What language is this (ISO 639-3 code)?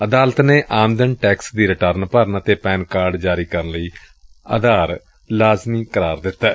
pan